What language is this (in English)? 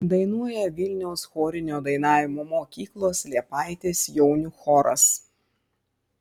Lithuanian